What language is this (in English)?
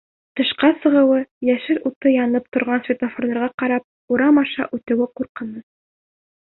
Bashkir